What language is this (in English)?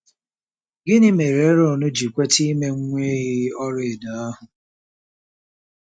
Igbo